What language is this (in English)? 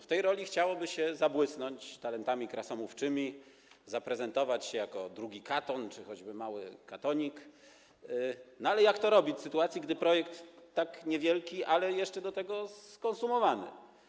Polish